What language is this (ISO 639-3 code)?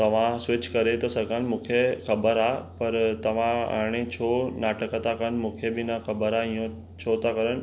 snd